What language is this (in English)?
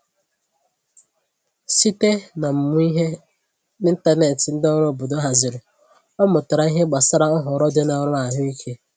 Igbo